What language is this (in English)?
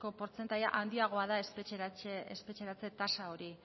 Basque